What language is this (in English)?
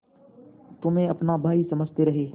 Hindi